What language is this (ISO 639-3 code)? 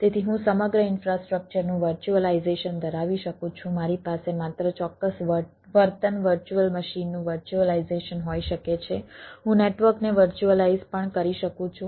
guj